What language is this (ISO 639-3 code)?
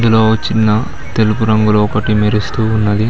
tel